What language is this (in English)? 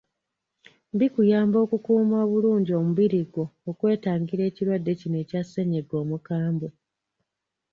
Ganda